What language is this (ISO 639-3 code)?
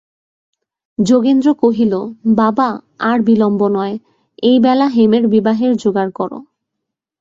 ben